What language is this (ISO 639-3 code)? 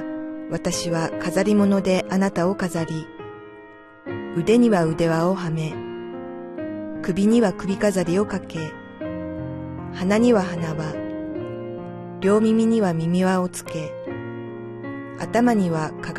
jpn